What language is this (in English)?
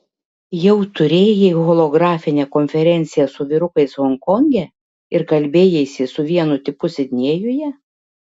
Lithuanian